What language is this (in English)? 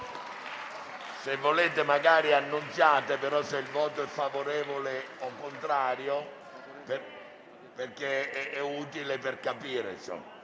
Italian